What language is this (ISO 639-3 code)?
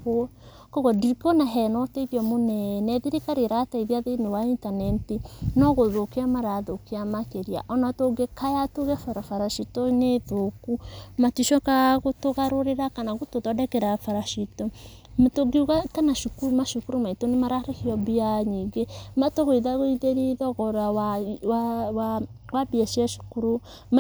kik